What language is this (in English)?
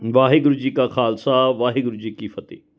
Punjabi